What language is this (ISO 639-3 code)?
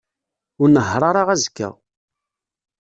kab